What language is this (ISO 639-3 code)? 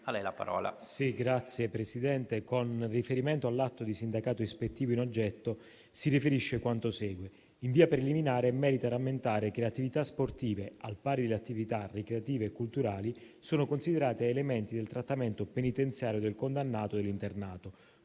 ita